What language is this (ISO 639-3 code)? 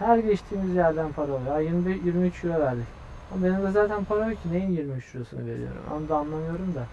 tur